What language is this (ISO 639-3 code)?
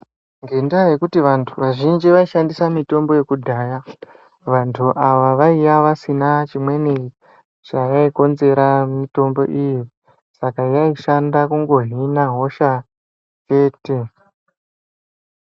ndc